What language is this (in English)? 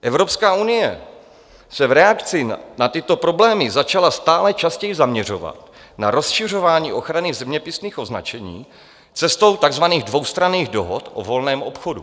Czech